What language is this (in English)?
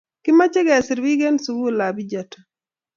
Kalenjin